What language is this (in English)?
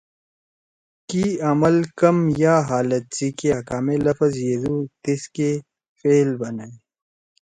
Torwali